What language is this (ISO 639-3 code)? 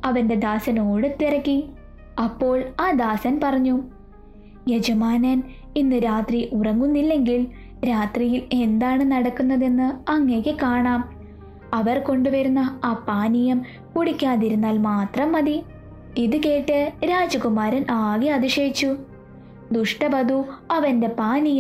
mal